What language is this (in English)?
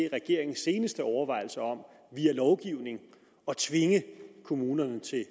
Danish